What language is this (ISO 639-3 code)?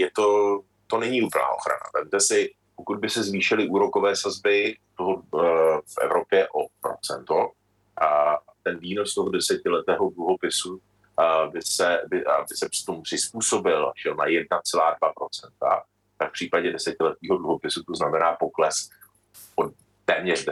ces